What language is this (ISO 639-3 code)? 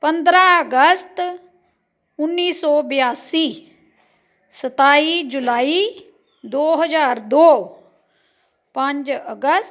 pan